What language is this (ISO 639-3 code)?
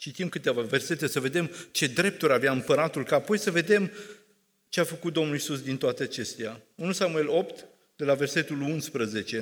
ron